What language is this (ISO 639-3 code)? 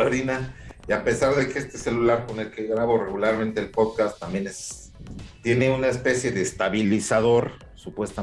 spa